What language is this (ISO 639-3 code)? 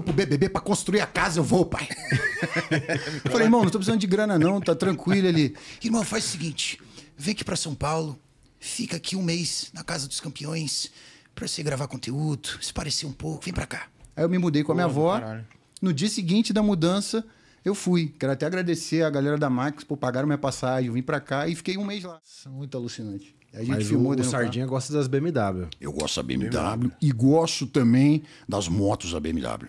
por